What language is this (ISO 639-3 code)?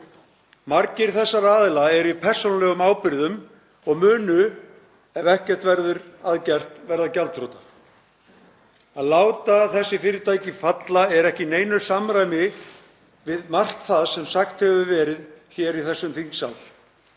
isl